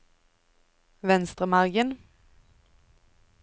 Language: Norwegian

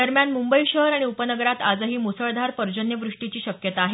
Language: Marathi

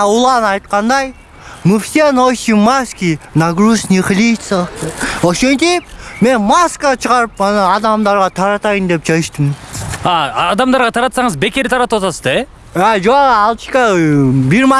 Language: Russian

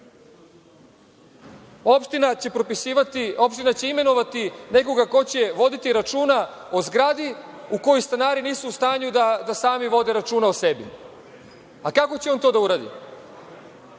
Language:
Serbian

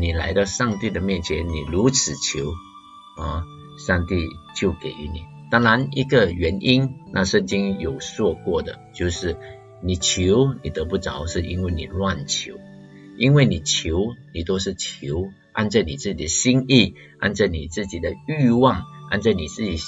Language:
Chinese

